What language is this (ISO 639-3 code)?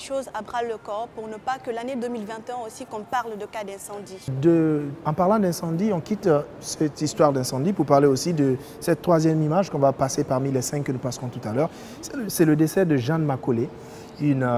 fra